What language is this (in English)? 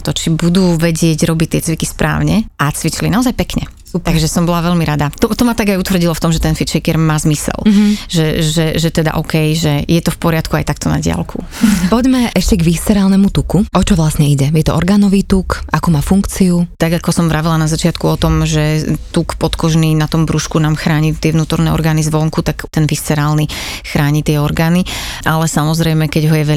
Slovak